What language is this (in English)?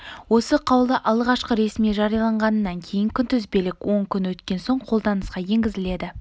Kazakh